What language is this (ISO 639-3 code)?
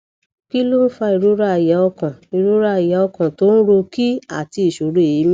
yor